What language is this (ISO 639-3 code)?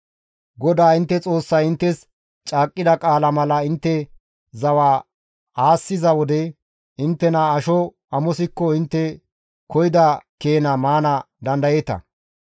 gmv